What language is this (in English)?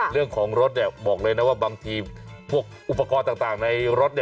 Thai